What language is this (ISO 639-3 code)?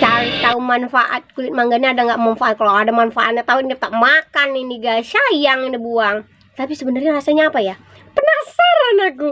ind